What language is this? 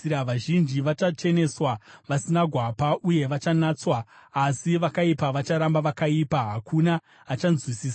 Shona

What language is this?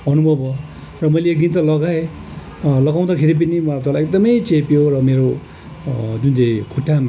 Nepali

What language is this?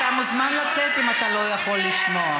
Hebrew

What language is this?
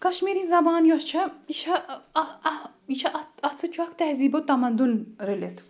Kashmiri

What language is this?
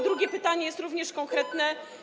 Polish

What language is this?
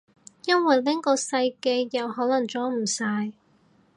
Cantonese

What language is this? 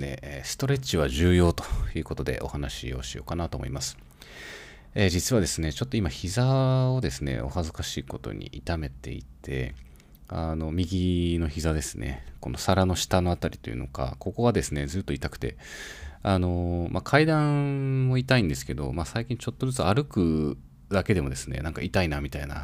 Japanese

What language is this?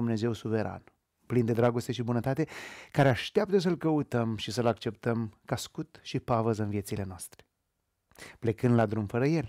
Romanian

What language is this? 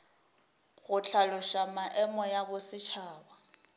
Northern Sotho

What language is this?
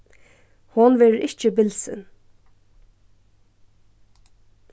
Faroese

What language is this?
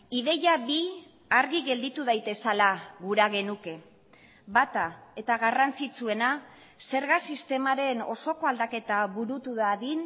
Basque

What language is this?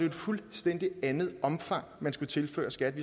Danish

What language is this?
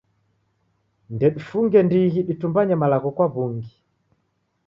Taita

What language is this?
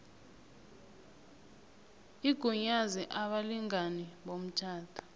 South Ndebele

